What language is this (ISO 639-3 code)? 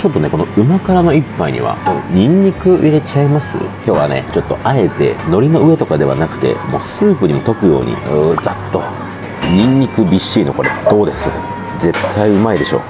jpn